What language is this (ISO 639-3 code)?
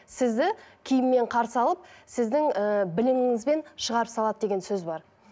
kaz